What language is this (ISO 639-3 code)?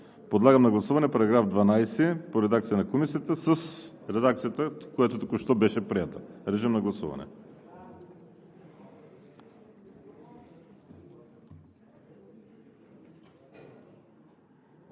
bul